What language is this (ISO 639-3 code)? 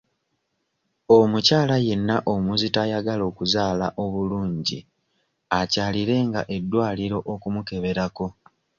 lug